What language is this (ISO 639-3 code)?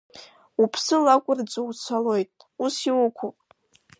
abk